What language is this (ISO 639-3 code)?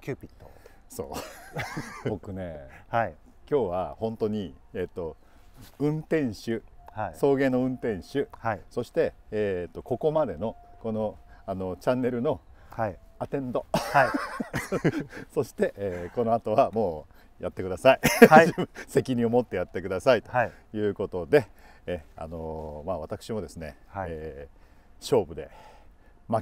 jpn